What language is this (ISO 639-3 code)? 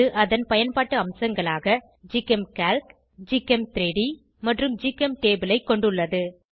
tam